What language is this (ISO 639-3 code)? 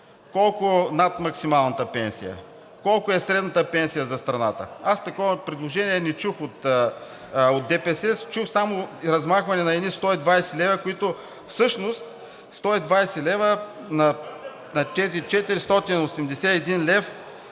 bul